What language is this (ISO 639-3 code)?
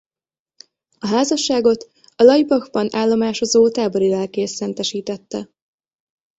hun